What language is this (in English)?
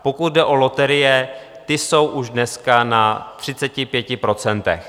Czech